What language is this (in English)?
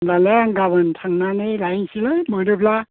Bodo